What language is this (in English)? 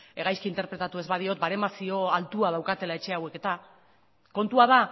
Basque